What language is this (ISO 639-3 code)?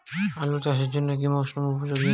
ben